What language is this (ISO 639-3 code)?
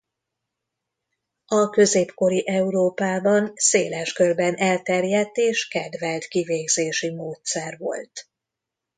hun